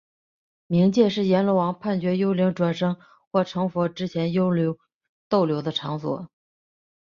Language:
Chinese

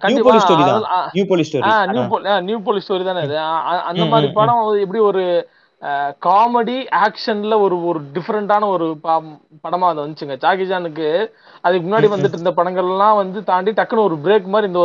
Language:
Tamil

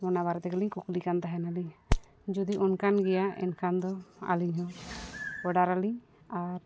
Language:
Santali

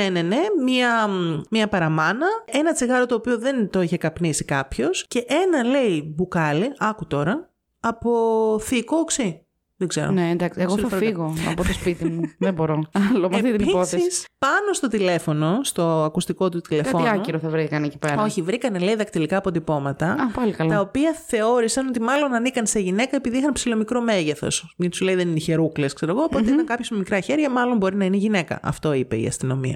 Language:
Greek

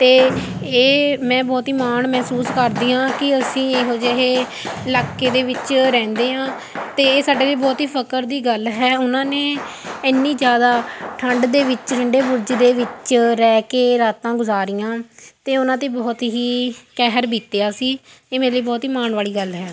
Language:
Punjabi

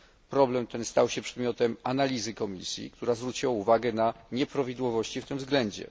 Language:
Polish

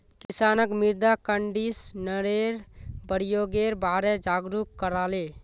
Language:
Magahi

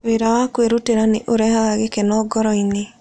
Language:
Kikuyu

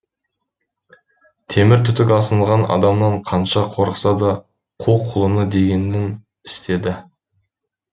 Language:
Kazakh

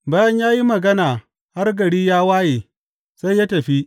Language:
Hausa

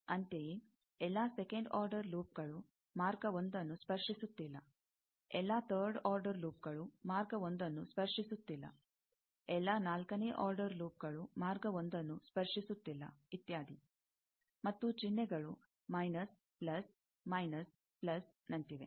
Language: Kannada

